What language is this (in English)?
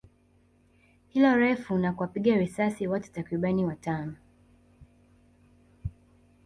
Swahili